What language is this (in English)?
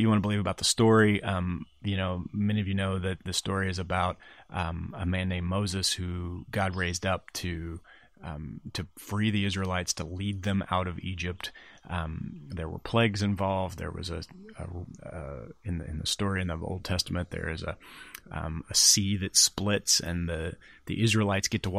English